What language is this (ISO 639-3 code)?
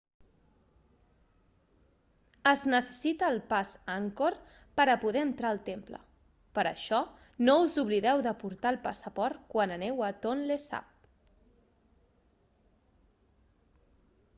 cat